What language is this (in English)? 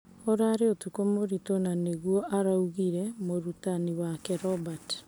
Kikuyu